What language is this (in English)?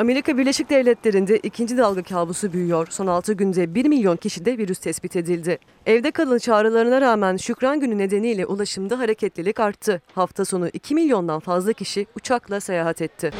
Turkish